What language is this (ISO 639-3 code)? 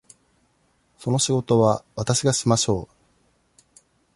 jpn